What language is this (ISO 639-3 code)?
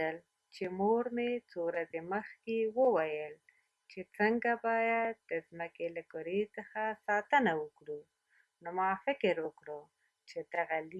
spa